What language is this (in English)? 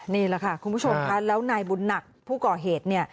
Thai